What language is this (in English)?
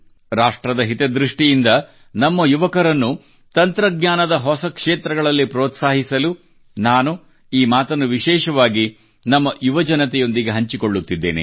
Kannada